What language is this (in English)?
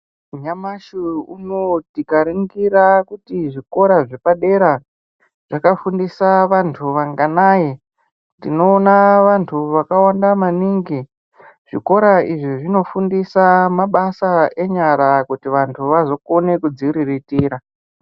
Ndau